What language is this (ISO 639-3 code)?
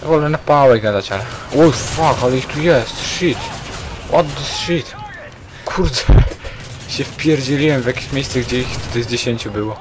pol